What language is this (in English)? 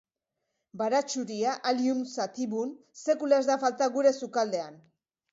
Basque